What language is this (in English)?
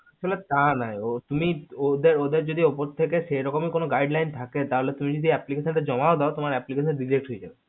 Bangla